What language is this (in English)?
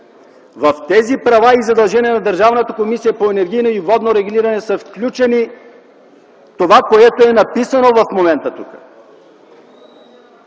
Bulgarian